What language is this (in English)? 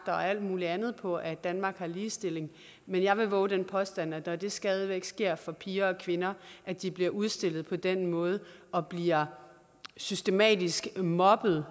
Danish